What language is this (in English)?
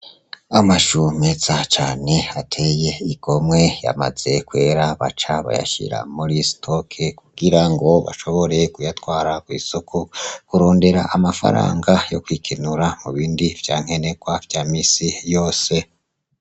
Rundi